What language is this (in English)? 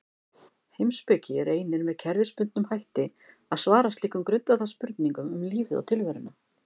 Icelandic